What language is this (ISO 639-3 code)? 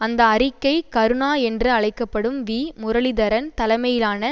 tam